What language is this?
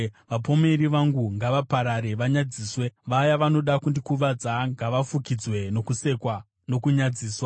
Shona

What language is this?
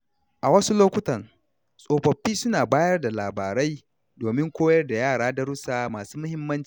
Hausa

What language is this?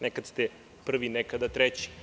Serbian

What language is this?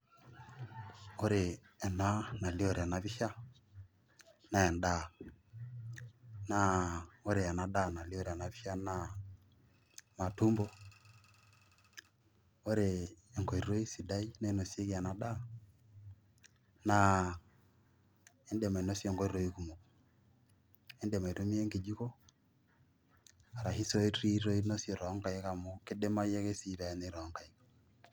Masai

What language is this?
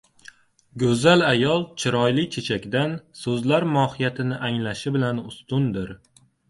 Uzbek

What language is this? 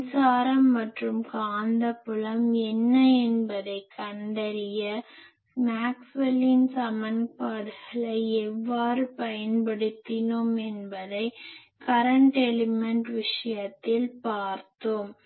Tamil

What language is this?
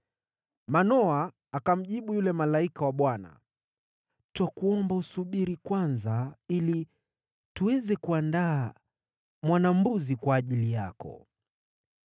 Swahili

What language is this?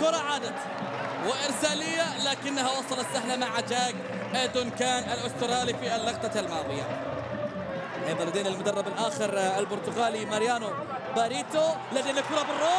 Arabic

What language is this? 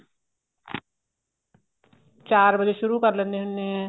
Punjabi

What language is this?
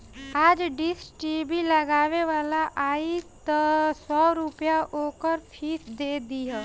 Bhojpuri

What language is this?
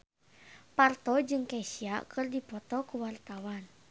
Sundanese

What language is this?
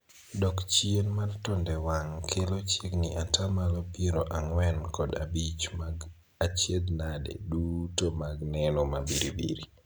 Luo (Kenya and Tanzania)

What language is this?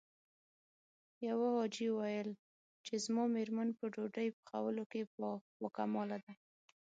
Pashto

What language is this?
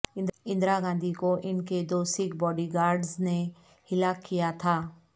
Urdu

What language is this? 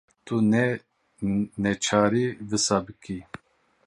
Kurdish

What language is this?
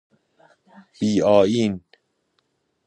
Persian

